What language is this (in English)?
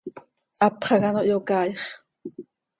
Seri